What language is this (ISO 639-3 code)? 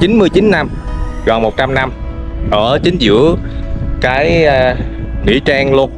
vie